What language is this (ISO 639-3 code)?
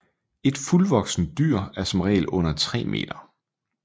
dan